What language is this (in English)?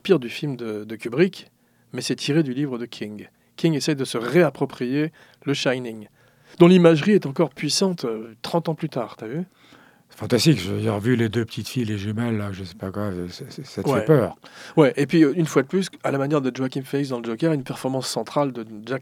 French